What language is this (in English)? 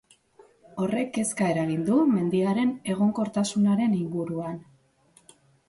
Basque